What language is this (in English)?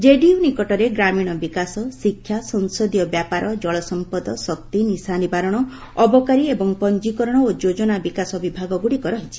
Odia